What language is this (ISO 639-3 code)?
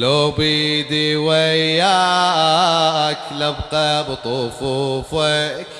ara